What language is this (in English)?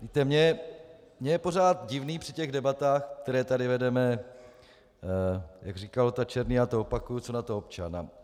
Czech